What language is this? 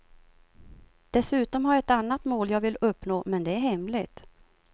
Swedish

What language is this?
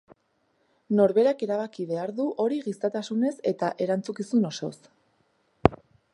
Basque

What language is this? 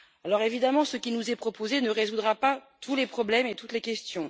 French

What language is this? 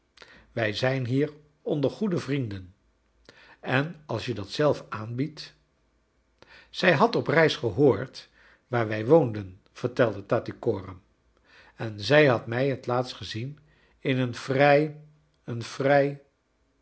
Dutch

